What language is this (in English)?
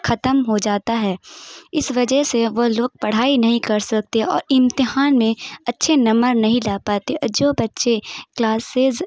Urdu